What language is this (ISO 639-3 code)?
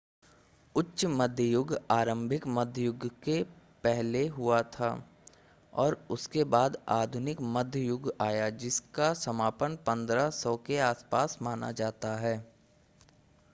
hin